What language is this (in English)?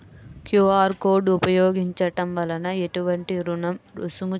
Telugu